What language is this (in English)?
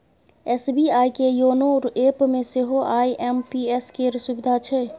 Maithili